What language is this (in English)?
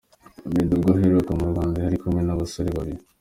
Kinyarwanda